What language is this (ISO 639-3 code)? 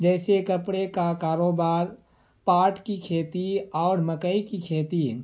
urd